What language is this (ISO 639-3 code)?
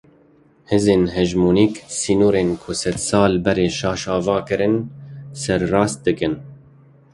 kur